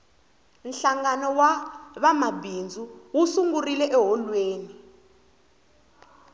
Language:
Tsonga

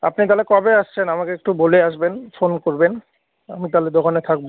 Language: Bangla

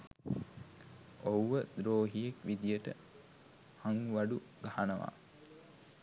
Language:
Sinhala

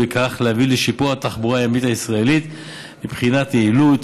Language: Hebrew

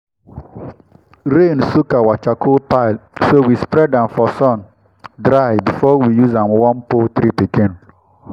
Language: Nigerian Pidgin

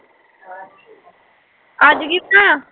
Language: Punjabi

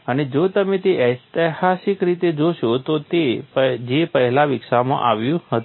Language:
Gujarati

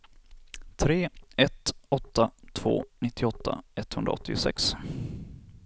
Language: Swedish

